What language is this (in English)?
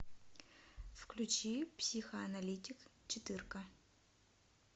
Russian